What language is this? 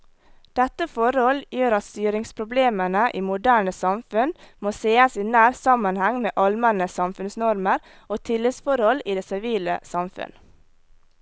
Norwegian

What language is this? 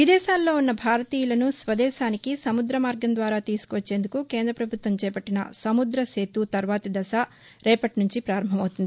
Telugu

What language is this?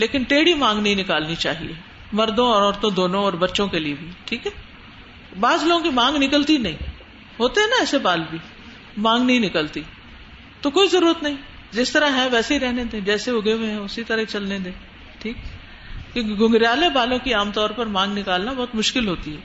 Urdu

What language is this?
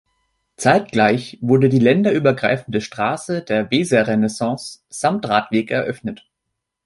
German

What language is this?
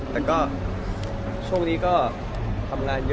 Thai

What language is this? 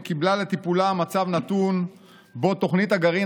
Hebrew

